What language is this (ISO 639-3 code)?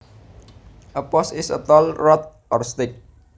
jav